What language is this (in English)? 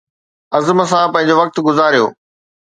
Sindhi